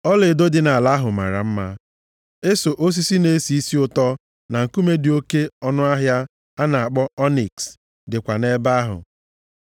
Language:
Igbo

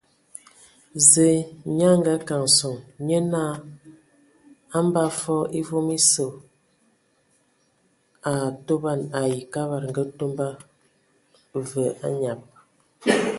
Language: Ewondo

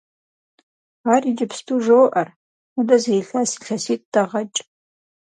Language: Kabardian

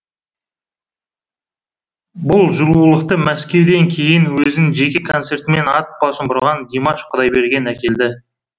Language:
Kazakh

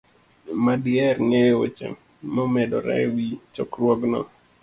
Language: Luo (Kenya and Tanzania)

